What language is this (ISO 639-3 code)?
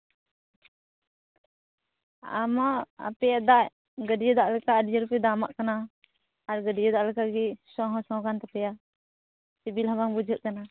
sat